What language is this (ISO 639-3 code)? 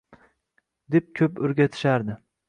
uzb